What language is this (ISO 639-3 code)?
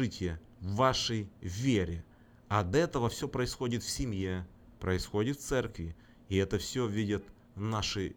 rus